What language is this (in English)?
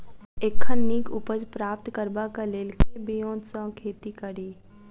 Maithili